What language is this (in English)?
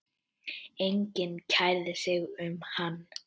Icelandic